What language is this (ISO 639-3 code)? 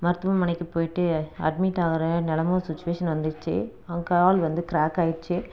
tam